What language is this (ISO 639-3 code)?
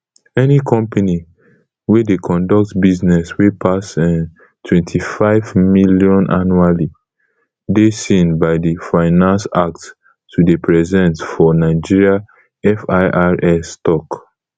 pcm